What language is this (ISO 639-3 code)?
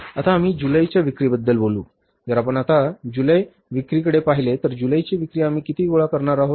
mar